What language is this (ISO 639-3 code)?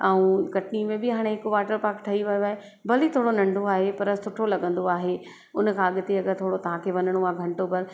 snd